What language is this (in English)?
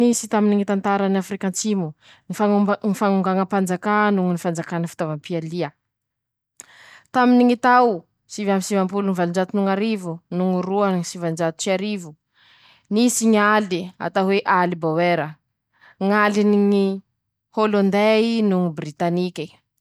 Masikoro Malagasy